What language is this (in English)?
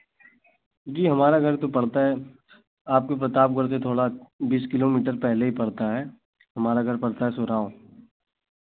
Hindi